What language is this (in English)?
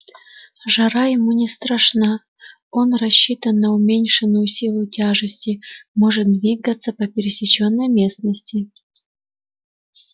Russian